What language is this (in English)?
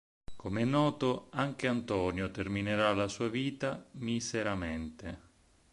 Italian